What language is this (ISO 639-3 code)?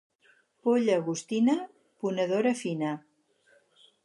cat